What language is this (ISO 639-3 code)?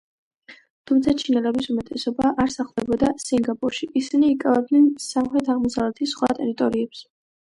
kat